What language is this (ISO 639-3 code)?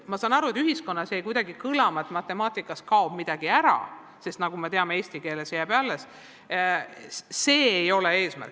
est